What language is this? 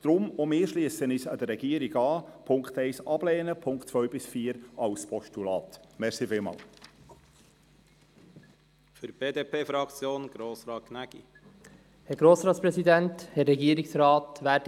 Swiss German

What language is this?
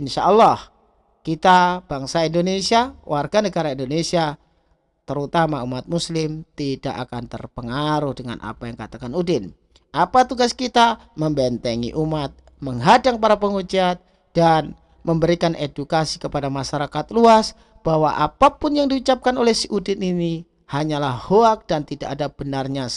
Indonesian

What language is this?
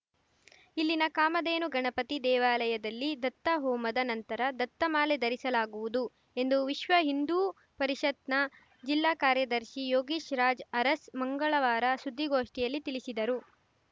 Kannada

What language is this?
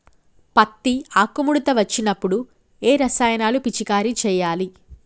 Telugu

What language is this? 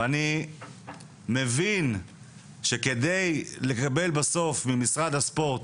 Hebrew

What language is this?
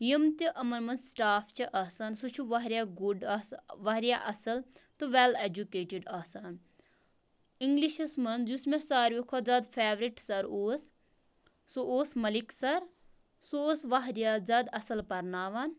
Kashmiri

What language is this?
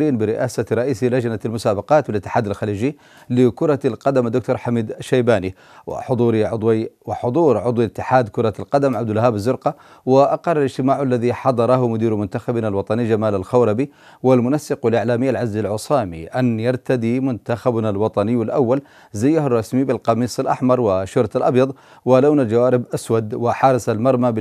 Arabic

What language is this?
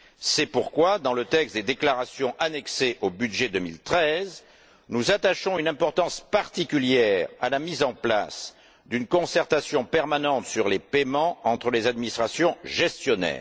French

